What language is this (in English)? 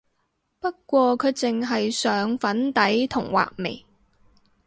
Cantonese